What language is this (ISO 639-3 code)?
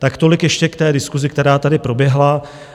ces